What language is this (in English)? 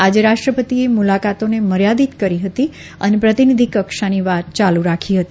Gujarati